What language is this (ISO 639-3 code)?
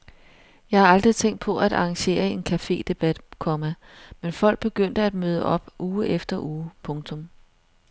dan